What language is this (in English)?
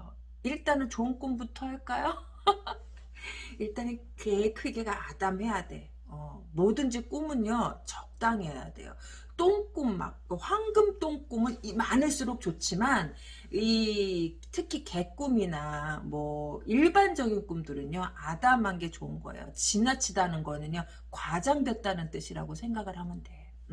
Korean